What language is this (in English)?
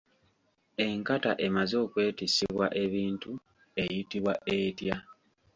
Ganda